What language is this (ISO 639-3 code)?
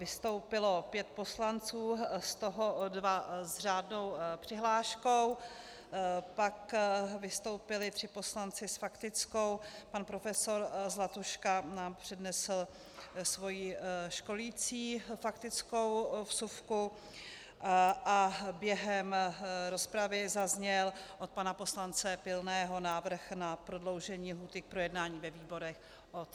ces